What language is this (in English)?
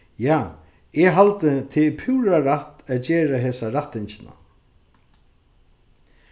Faroese